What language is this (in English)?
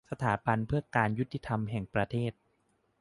Thai